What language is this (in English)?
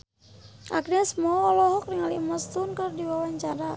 Sundanese